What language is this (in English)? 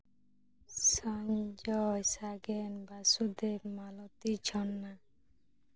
Santali